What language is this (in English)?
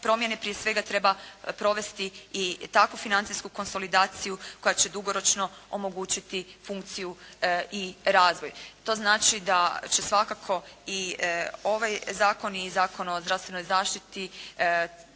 Croatian